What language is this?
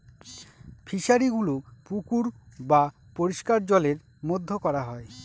Bangla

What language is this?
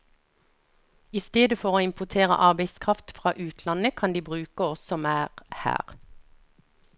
Norwegian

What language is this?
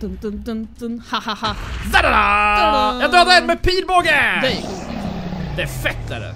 Swedish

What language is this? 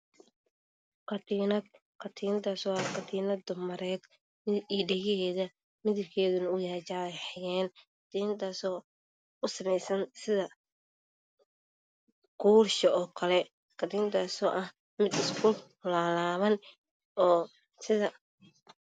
Somali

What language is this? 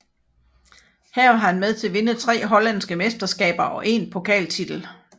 Danish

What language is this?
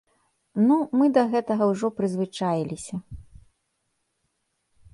Belarusian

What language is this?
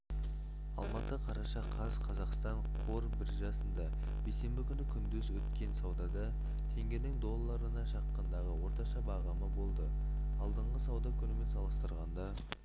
Kazakh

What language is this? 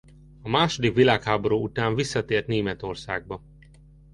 Hungarian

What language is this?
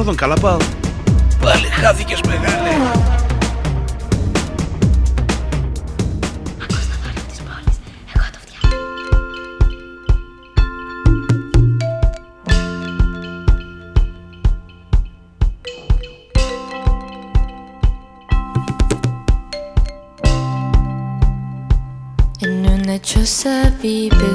Greek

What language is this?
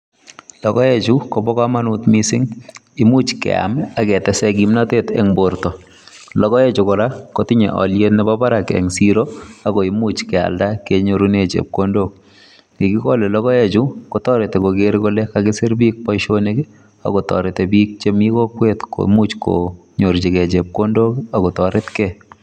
Kalenjin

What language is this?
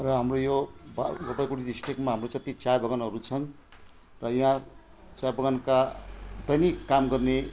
Nepali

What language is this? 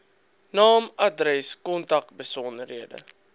Afrikaans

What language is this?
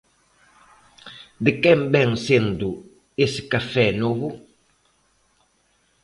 Galician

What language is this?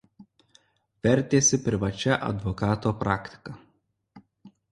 Lithuanian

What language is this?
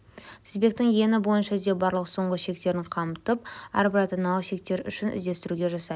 Kazakh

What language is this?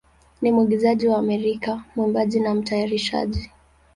Swahili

